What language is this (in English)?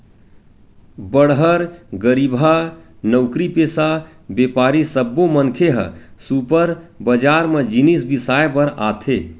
Chhattisgarhi